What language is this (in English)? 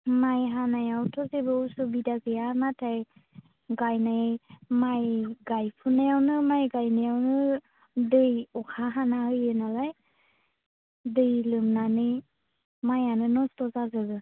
Bodo